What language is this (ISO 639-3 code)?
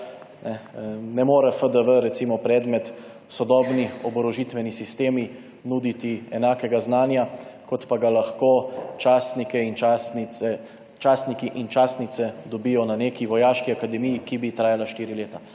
slv